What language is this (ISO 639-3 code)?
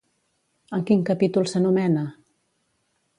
cat